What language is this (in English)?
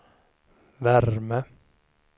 Swedish